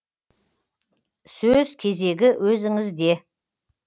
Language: Kazakh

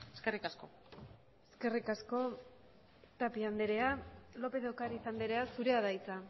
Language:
Basque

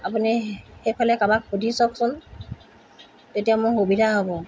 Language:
Assamese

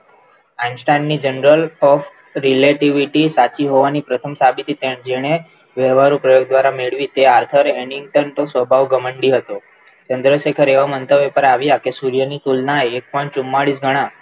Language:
Gujarati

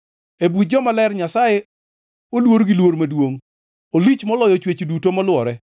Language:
Luo (Kenya and Tanzania)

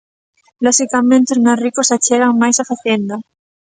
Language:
Galician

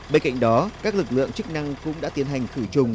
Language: Vietnamese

